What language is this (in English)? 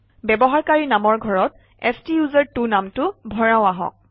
Assamese